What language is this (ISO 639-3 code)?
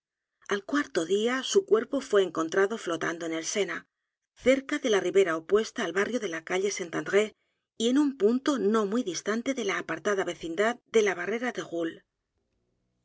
spa